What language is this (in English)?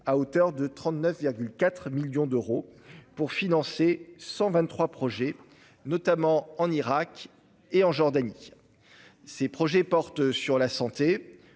French